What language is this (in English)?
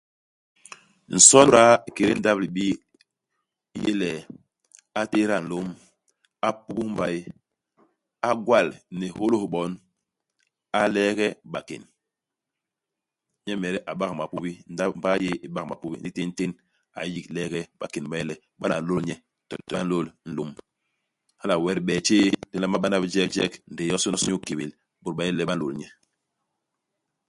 Basaa